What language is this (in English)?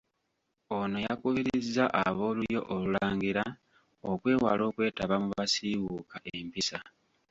Ganda